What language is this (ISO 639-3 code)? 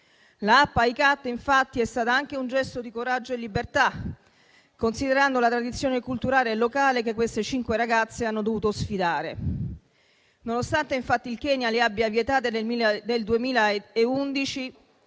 ita